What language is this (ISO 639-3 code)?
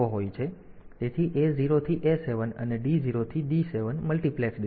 guj